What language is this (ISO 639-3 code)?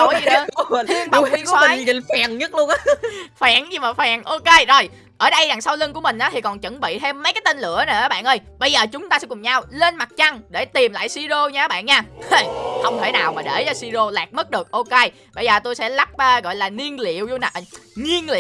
vie